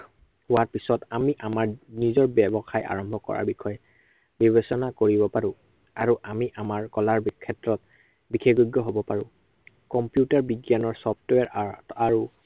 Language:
Assamese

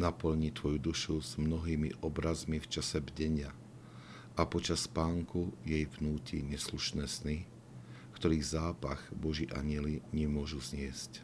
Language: Slovak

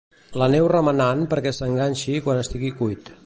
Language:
Catalan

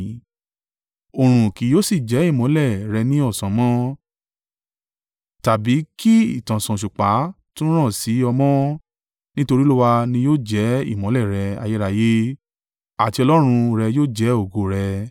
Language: Yoruba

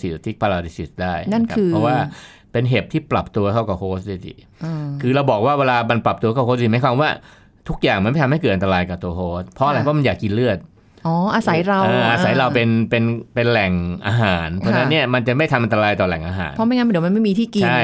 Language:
Thai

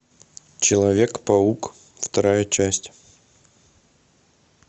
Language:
Russian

